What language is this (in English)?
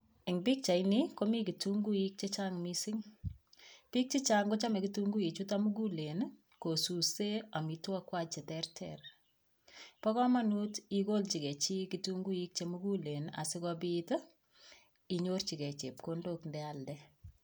Kalenjin